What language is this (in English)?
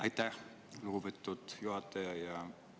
Estonian